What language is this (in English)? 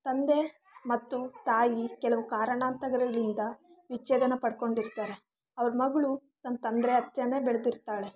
Kannada